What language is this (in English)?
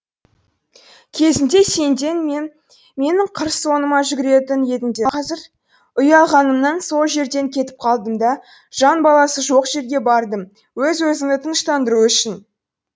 Kazakh